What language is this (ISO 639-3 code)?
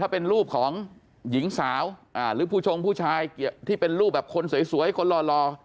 tha